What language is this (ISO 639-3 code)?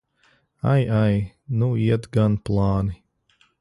lav